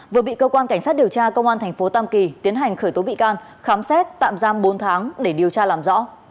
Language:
Vietnamese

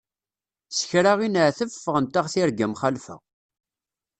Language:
Kabyle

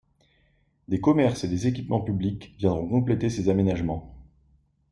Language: French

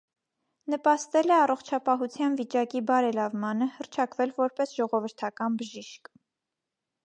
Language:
Armenian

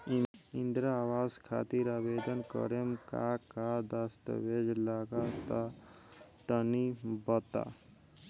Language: Bhojpuri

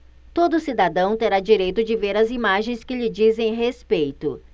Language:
Portuguese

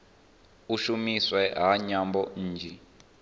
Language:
Venda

